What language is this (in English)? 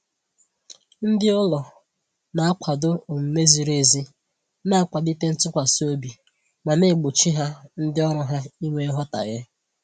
Igbo